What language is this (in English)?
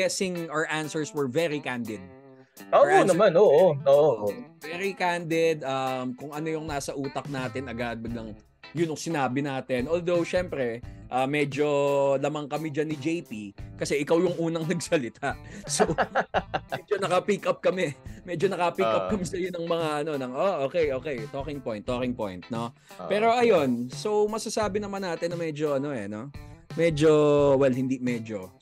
Filipino